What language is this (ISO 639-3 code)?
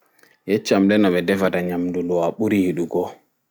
ful